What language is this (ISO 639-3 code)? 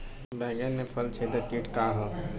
bho